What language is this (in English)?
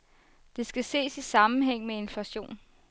Danish